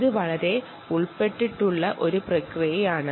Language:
Malayalam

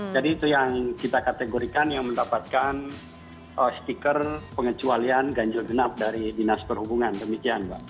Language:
Indonesian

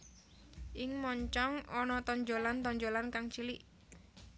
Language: Javanese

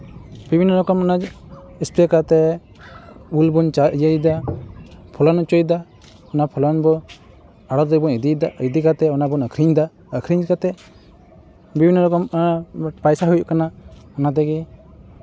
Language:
Santali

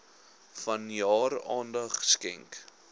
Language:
Afrikaans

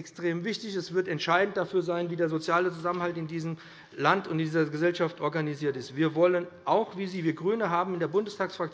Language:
German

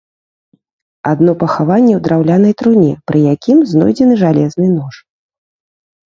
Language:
Belarusian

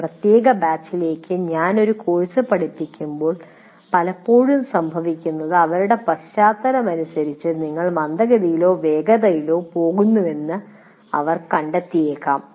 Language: Malayalam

